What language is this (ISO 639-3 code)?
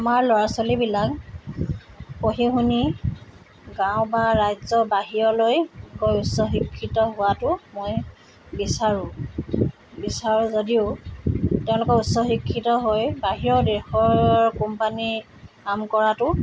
asm